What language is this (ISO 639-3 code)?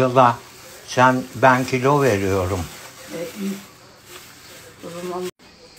tur